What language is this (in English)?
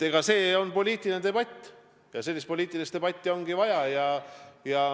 Estonian